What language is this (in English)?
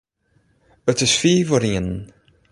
Western Frisian